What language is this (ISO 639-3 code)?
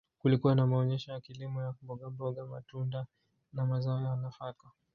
swa